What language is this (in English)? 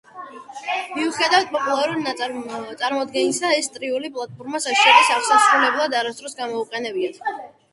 Georgian